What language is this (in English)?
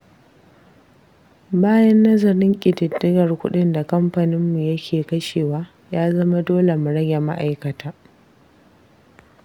Hausa